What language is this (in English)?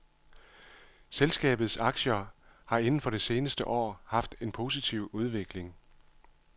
Danish